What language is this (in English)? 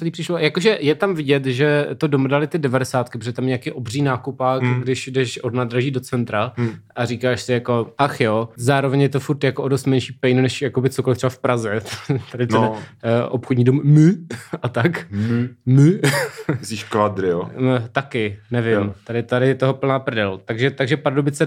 Czech